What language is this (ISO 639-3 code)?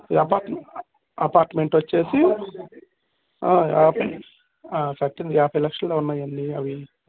tel